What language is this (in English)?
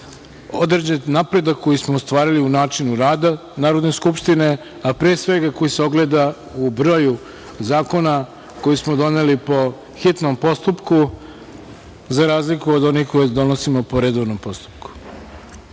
Serbian